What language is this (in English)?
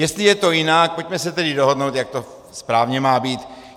Czech